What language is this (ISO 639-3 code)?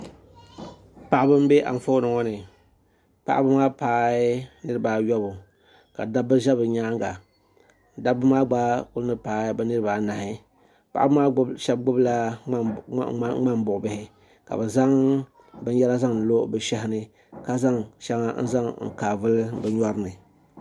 dag